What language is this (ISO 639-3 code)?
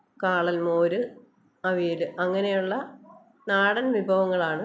mal